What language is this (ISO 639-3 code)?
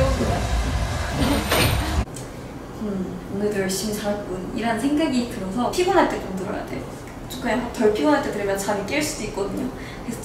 kor